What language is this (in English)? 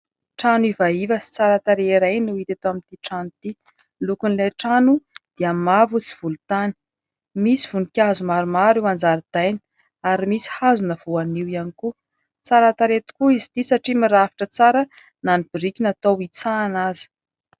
Malagasy